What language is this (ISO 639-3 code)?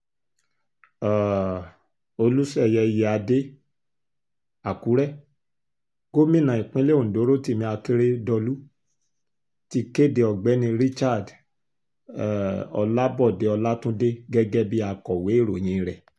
yor